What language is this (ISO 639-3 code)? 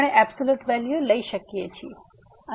guj